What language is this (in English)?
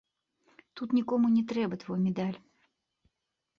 Belarusian